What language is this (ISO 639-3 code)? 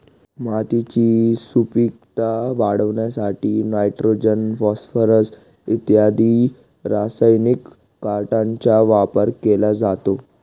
mar